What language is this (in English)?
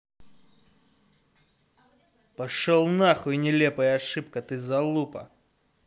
Russian